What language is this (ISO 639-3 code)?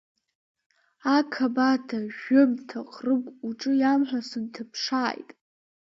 abk